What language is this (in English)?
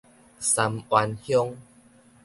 Min Nan Chinese